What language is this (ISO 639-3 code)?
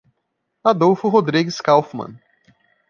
por